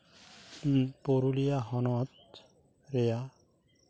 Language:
Santali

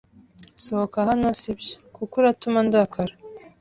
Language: Kinyarwanda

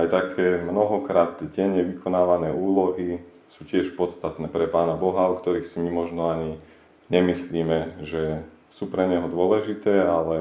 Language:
Slovak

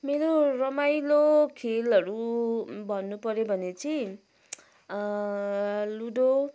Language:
Nepali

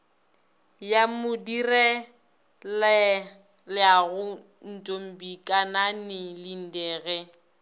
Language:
Northern Sotho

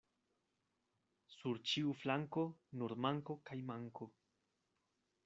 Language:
Esperanto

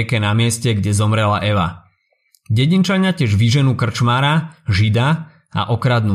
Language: Slovak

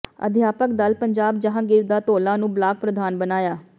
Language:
Punjabi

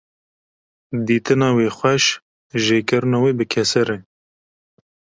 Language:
Kurdish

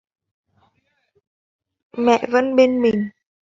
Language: Vietnamese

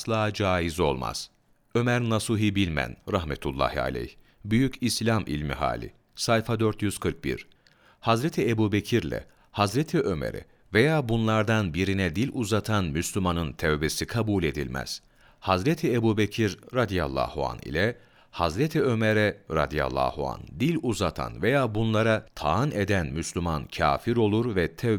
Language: Turkish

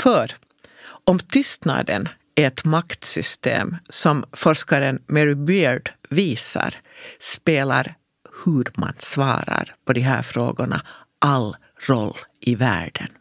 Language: Swedish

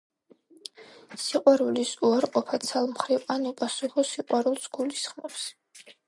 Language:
Georgian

